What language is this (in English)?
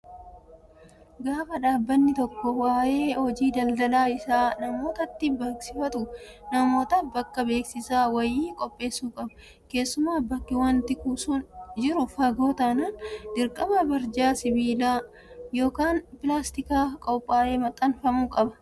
Oromo